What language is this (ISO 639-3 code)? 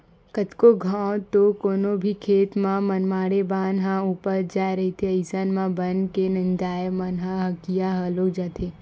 hne